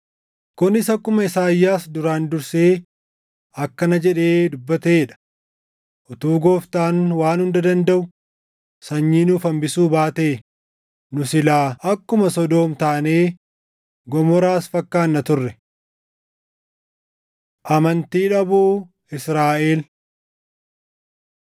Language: Oromo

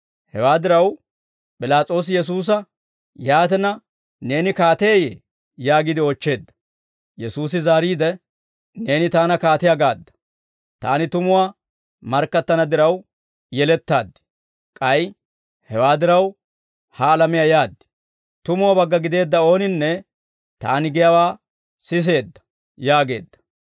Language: Dawro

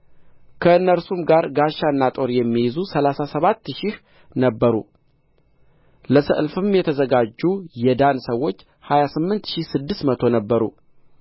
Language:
Amharic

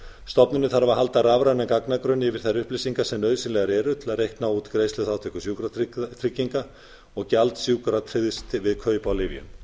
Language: Icelandic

